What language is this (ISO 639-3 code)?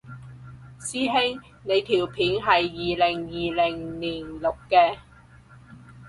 yue